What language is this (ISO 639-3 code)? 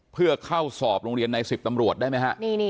tha